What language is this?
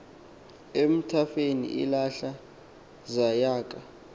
Xhosa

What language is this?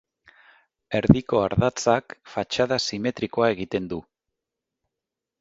Basque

